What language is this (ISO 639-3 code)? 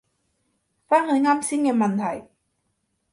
yue